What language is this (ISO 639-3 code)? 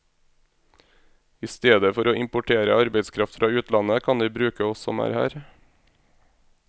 nor